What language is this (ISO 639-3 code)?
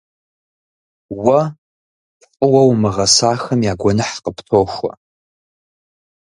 kbd